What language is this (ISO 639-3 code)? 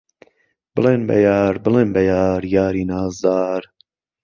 ckb